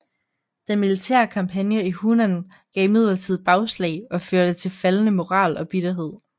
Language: Danish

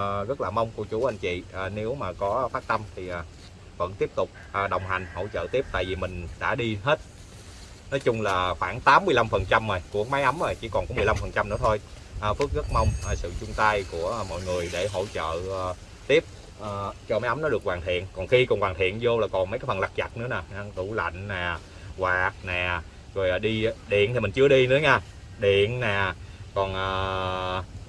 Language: Vietnamese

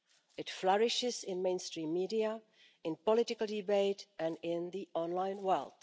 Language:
English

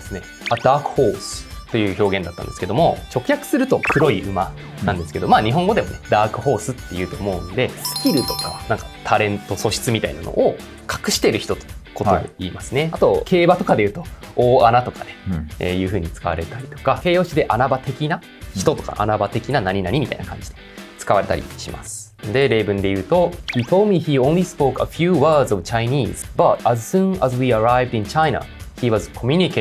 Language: Japanese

